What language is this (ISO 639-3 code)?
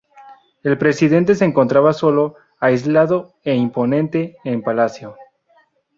spa